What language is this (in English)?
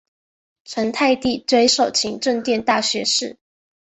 Chinese